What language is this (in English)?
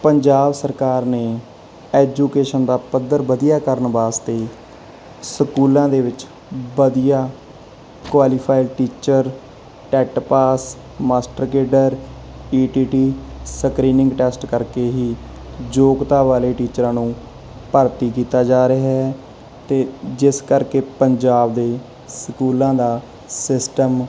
Punjabi